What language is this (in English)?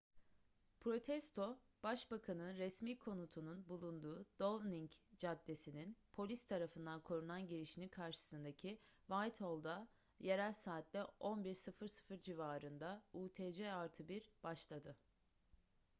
Turkish